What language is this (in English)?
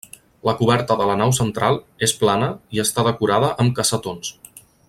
Catalan